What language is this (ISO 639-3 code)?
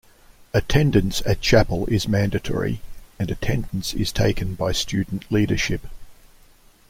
eng